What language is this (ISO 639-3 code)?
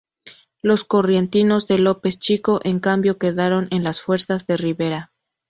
spa